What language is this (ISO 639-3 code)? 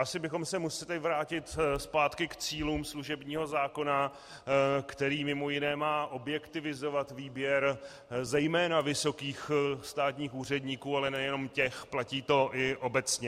ces